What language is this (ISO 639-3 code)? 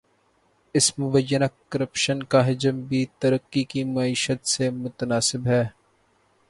urd